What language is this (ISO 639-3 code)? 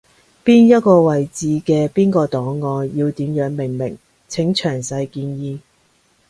yue